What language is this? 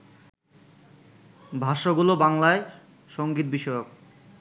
Bangla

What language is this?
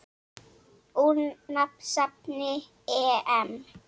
Icelandic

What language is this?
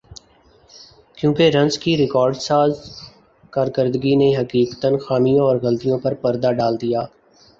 Urdu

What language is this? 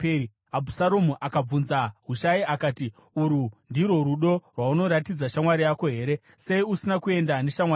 Shona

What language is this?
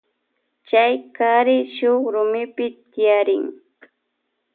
Loja Highland Quichua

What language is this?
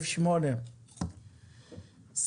Hebrew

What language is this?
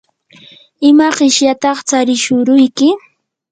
Yanahuanca Pasco Quechua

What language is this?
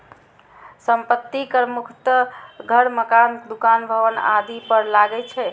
Maithili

